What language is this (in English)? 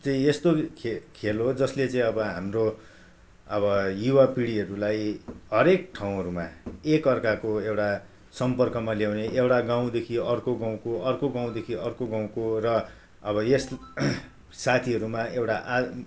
Nepali